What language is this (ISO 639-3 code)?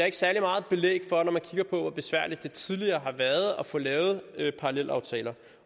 dan